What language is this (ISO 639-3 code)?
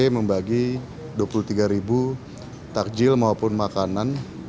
ind